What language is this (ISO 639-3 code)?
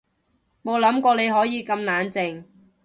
yue